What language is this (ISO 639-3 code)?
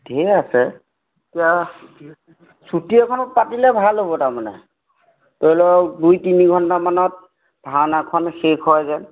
asm